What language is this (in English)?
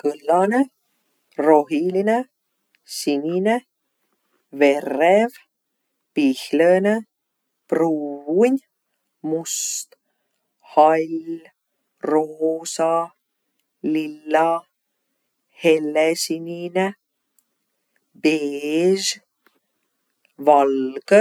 Võro